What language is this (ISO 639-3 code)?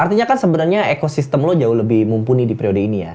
ind